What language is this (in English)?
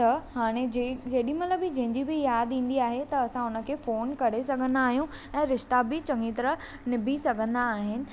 Sindhi